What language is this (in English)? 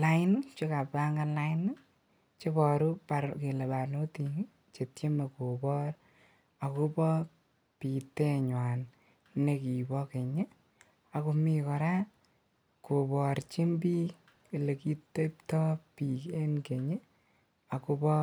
Kalenjin